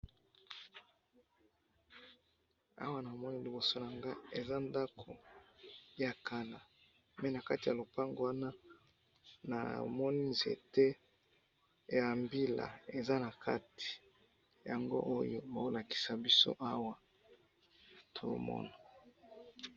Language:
Lingala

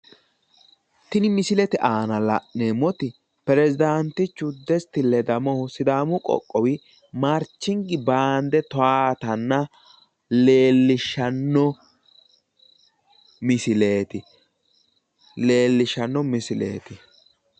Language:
Sidamo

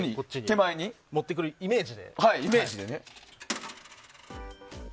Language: Japanese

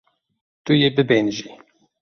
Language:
Kurdish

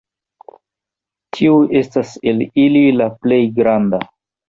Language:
Esperanto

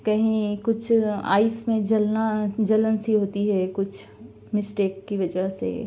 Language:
Urdu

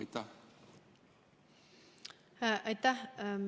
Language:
Estonian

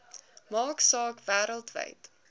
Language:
Afrikaans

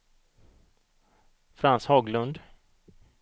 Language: Swedish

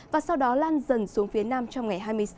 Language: Vietnamese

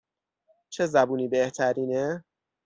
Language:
Persian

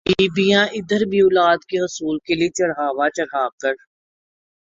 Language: Urdu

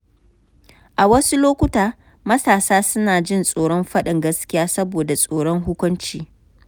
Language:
Hausa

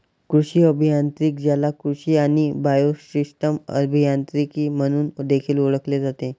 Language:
Marathi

